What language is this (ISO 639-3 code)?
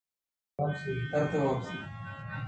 bgp